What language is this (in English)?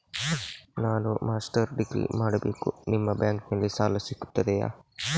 Kannada